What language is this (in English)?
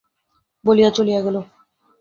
Bangla